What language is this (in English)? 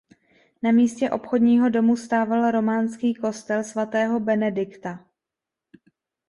Czech